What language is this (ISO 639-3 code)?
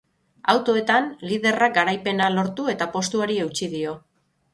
eus